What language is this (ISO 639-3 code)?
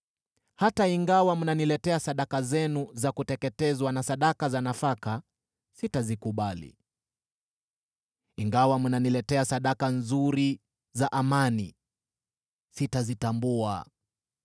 swa